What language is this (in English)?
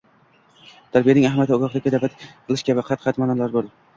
Uzbek